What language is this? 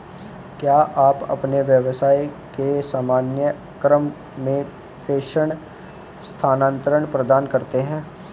Hindi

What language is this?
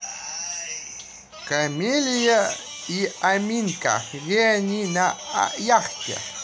Russian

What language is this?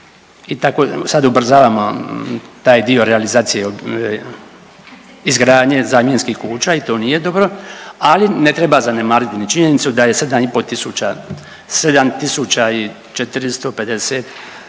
Croatian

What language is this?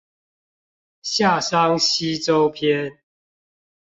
Chinese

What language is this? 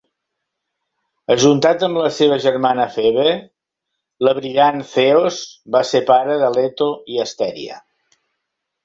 Catalan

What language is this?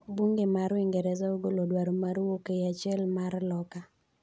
Luo (Kenya and Tanzania)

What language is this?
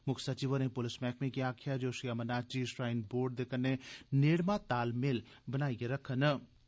Dogri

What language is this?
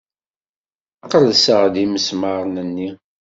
Kabyle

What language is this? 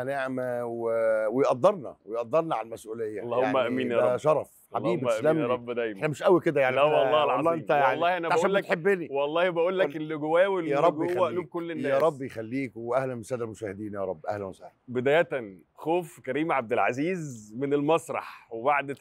Arabic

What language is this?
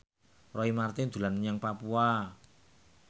Javanese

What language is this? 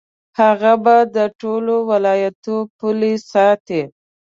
Pashto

